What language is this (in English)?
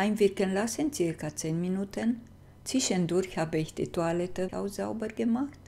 German